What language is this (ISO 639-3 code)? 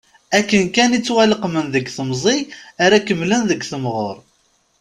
kab